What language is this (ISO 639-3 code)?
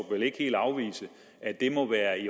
dan